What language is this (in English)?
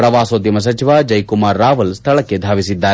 Kannada